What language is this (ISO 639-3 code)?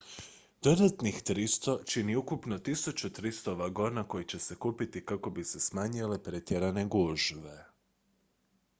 hrv